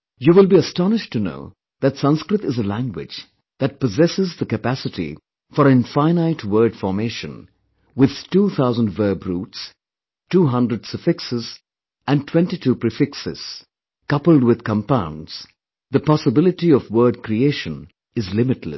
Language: English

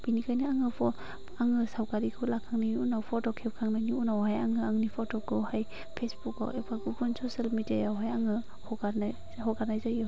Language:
Bodo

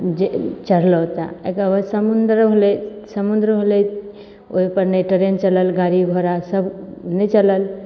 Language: Maithili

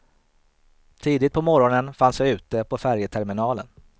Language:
Swedish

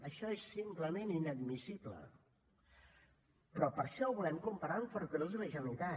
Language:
Catalan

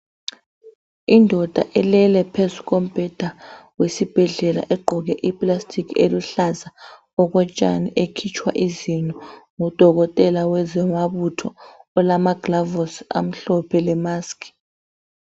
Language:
North Ndebele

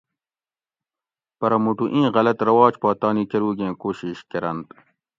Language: Gawri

